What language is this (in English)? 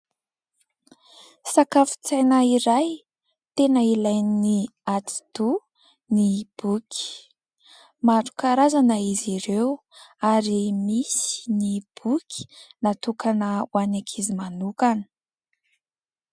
Malagasy